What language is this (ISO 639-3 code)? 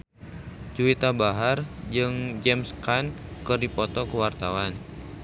sun